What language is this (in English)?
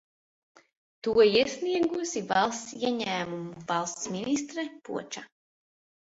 Latvian